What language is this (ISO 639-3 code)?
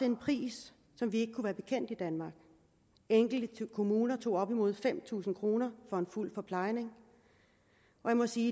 dan